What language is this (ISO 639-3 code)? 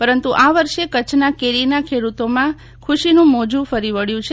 guj